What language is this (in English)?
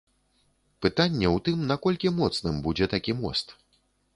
Belarusian